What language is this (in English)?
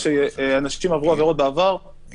Hebrew